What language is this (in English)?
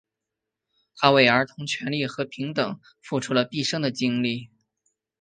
Chinese